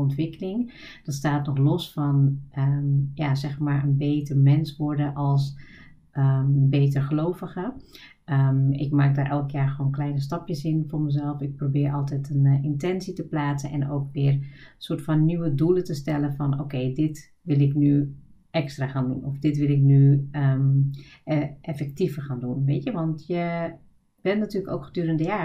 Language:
Dutch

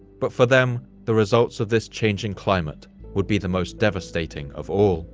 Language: English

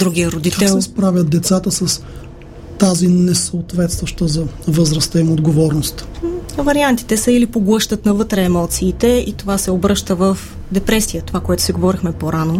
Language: Bulgarian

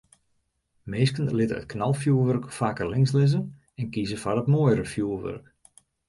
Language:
Western Frisian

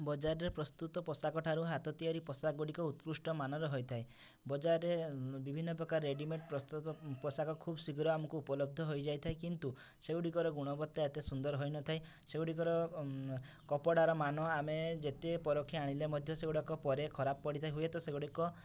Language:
Odia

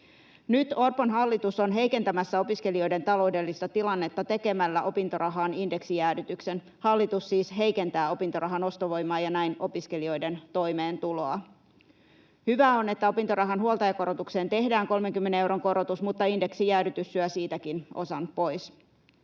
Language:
Finnish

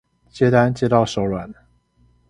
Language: Chinese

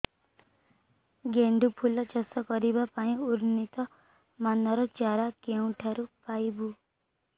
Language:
Odia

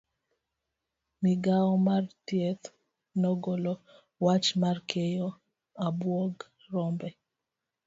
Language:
Luo (Kenya and Tanzania)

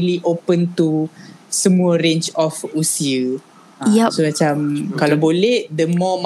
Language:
Malay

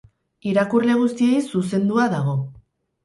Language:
Basque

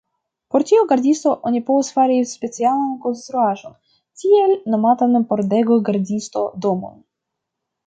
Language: Esperanto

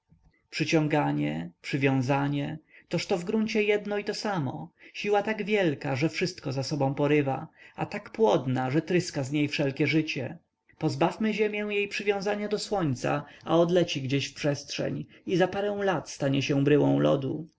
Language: Polish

